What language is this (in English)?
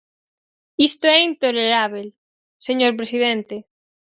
Galician